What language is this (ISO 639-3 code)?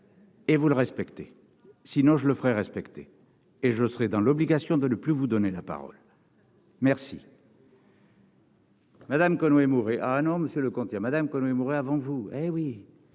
fra